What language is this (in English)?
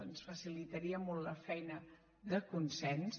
Catalan